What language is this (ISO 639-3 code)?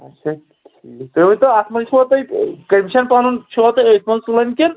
kas